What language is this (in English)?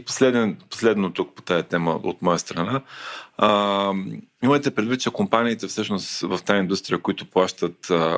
Bulgarian